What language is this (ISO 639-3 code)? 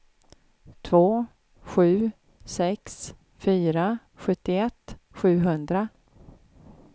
swe